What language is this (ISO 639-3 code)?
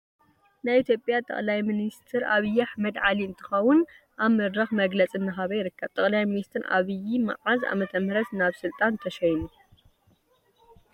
tir